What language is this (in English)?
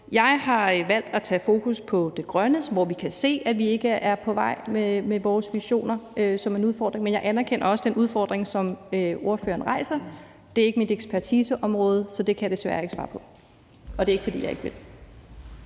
Danish